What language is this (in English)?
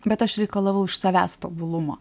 Lithuanian